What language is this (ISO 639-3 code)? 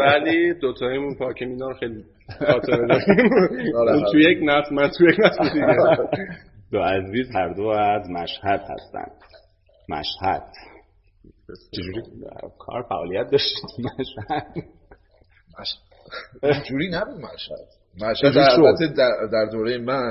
fas